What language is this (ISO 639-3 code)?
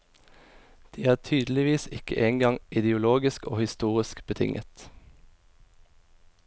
nor